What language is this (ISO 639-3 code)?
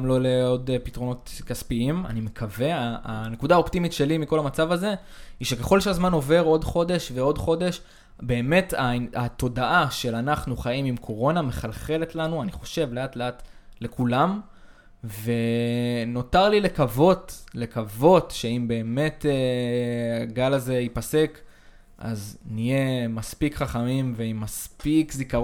heb